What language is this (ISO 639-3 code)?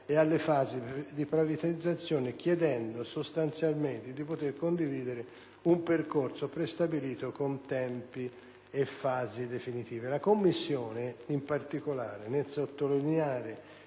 ita